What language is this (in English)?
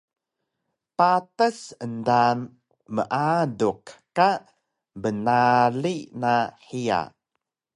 Taroko